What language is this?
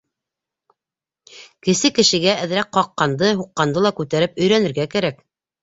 Bashkir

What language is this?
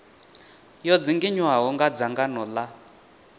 Venda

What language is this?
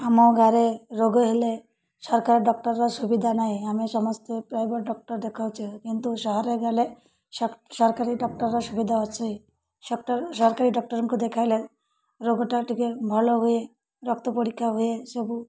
Odia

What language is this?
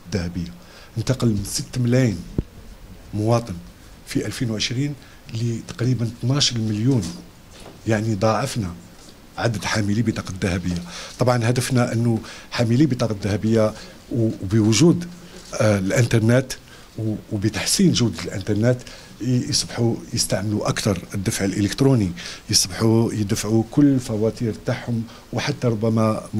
Arabic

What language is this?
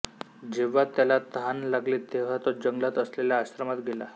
Marathi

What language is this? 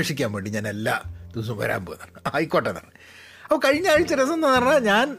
Malayalam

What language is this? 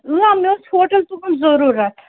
Kashmiri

